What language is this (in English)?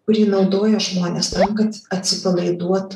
Lithuanian